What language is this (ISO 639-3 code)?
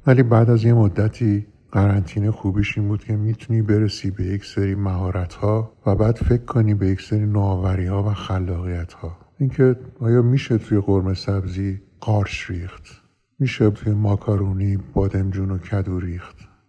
fas